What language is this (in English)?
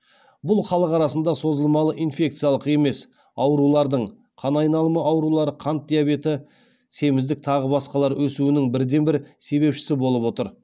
Kazakh